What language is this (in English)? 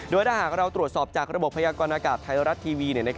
Thai